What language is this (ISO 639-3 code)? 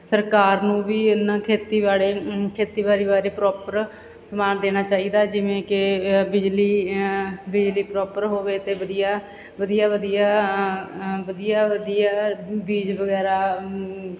pan